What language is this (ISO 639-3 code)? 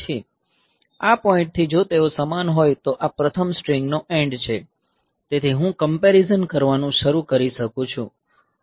guj